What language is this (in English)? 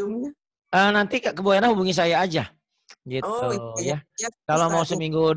Indonesian